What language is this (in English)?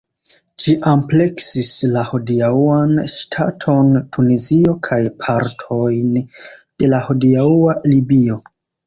Esperanto